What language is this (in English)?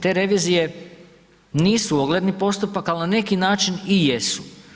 Croatian